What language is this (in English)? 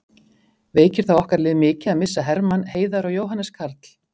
Icelandic